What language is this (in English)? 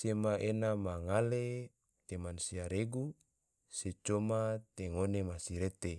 Tidore